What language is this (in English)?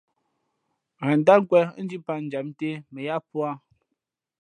Fe'fe'